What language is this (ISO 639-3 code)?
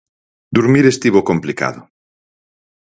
glg